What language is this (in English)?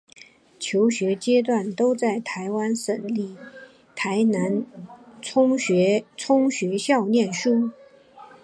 Chinese